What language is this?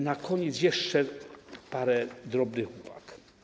Polish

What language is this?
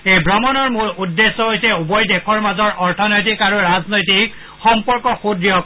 Assamese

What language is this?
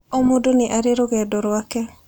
Kikuyu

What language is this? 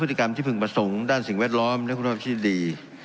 Thai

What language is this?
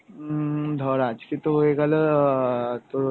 Bangla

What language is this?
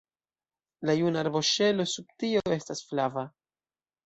Esperanto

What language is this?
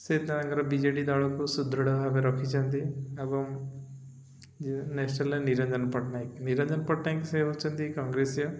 Odia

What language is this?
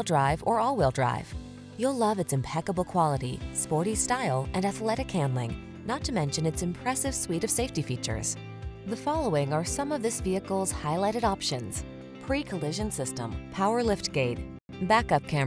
English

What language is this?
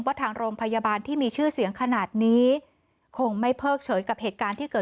Thai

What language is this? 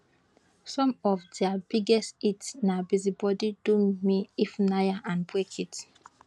Nigerian Pidgin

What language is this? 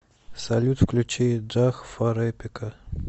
Russian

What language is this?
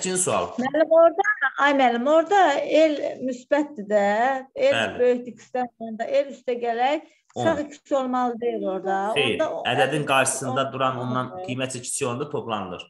Turkish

